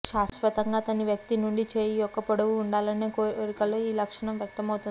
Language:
Telugu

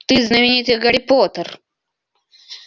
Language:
Russian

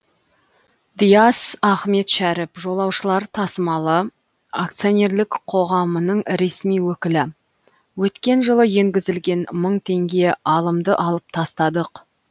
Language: Kazakh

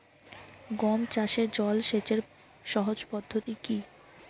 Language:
Bangla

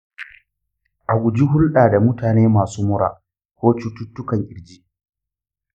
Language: Hausa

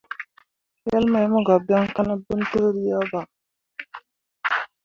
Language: Mundang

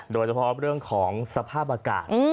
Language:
Thai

